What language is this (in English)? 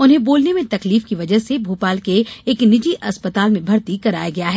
Hindi